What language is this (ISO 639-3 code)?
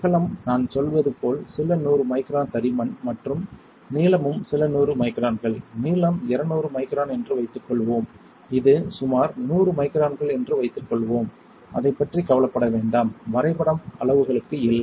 tam